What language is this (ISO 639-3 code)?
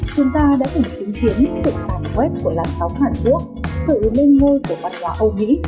vie